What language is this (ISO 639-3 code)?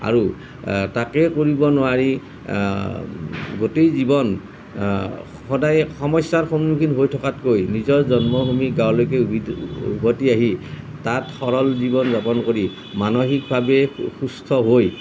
asm